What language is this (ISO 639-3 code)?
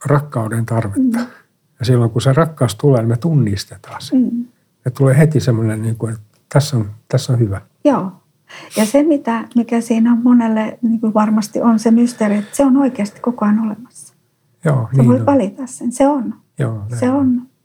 fin